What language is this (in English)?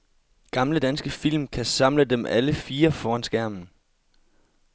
Danish